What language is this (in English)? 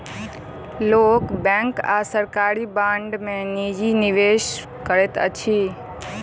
Maithili